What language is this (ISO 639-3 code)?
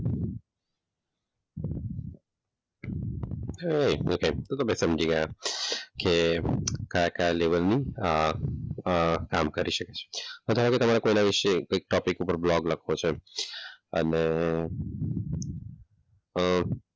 guj